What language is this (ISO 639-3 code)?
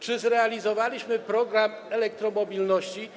pol